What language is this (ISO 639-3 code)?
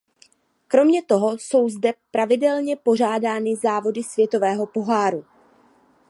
ces